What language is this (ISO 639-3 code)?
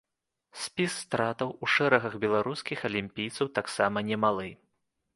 bel